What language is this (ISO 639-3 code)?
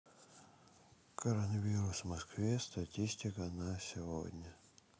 rus